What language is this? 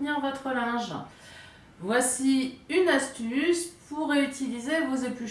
French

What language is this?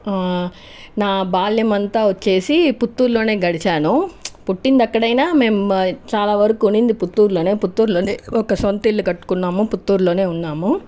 Telugu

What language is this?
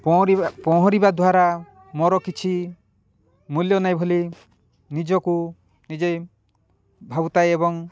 Odia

